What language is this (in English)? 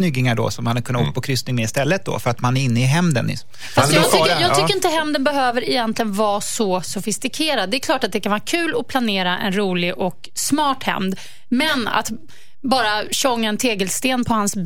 Swedish